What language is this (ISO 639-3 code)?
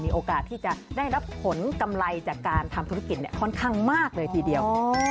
tha